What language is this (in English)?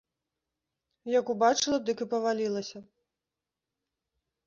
Belarusian